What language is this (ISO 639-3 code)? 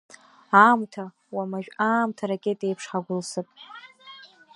abk